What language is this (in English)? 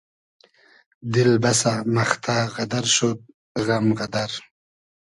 Hazaragi